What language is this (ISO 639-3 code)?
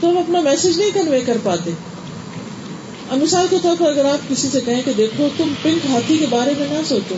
urd